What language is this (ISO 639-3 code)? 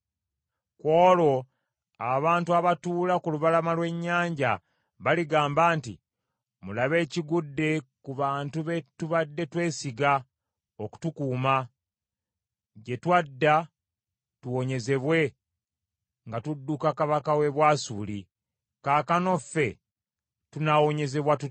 lug